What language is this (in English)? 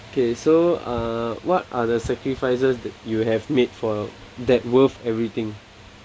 English